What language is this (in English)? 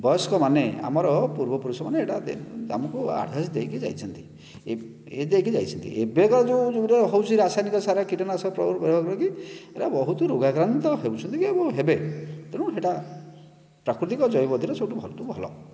Odia